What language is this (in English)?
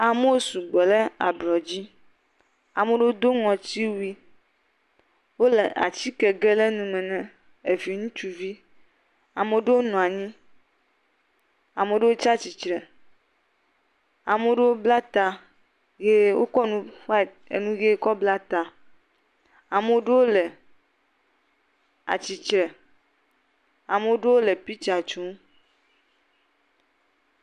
Ewe